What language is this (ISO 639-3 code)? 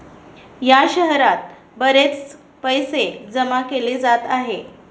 mar